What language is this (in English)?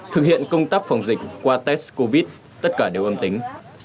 Vietnamese